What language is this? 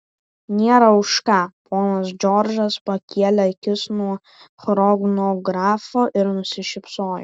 Lithuanian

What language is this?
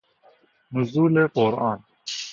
Persian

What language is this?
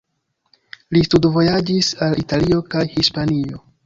Esperanto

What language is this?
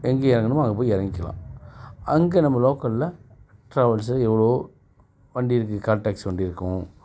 Tamil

